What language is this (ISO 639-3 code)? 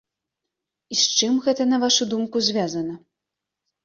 bel